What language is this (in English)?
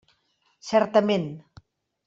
Catalan